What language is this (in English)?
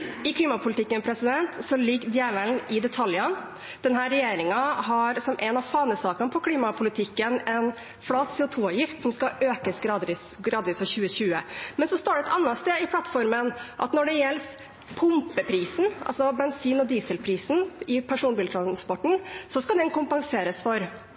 Norwegian Bokmål